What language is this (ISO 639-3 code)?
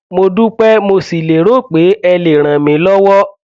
yor